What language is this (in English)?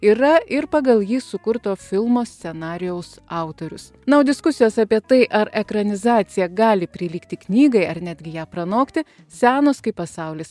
Lithuanian